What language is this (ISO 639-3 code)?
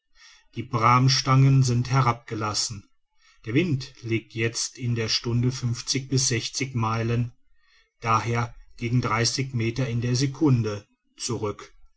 deu